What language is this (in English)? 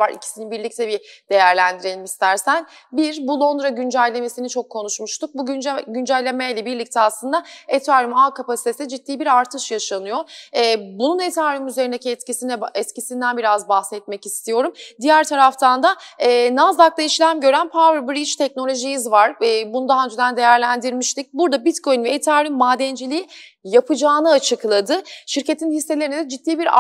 Turkish